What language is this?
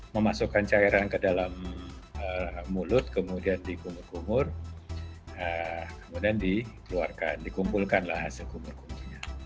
Indonesian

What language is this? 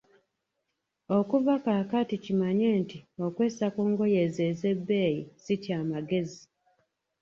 Ganda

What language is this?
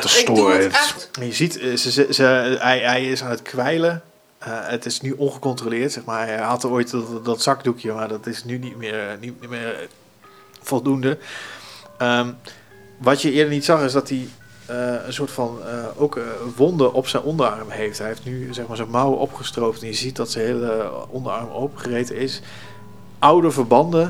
Dutch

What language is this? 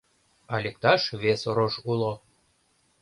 Mari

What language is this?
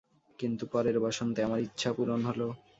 Bangla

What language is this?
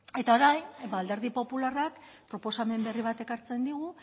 Basque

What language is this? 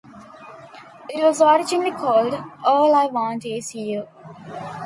English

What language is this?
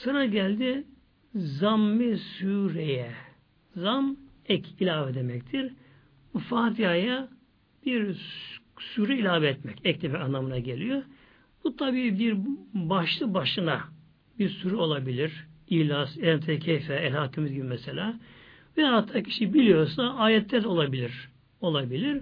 Turkish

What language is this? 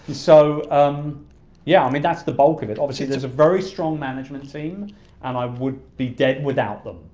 English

